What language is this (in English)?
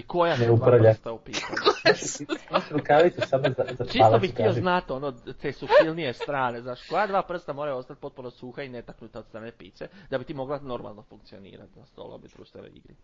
Croatian